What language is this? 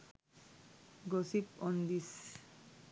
Sinhala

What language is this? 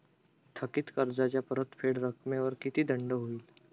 Marathi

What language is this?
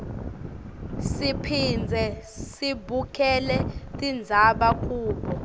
Swati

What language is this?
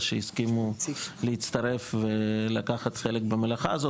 Hebrew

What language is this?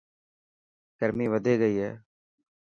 Dhatki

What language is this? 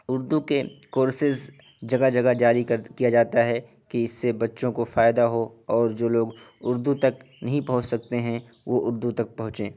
Urdu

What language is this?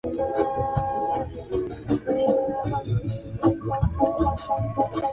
Swahili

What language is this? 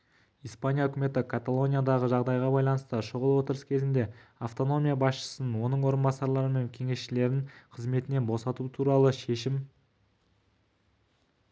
Kazakh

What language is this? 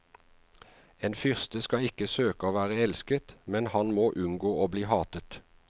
Norwegian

